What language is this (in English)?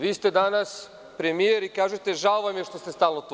Serbian